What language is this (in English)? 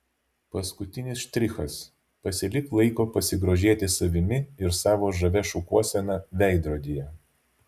Lithuanian